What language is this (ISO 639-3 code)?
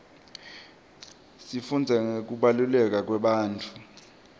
ssw